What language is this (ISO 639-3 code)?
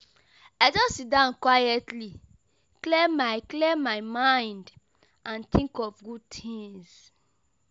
pcm